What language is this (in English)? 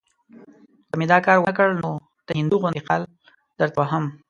Pashto